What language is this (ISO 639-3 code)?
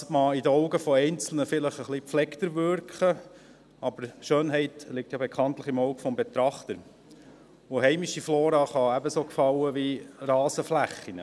gsw